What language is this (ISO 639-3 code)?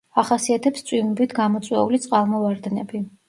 kat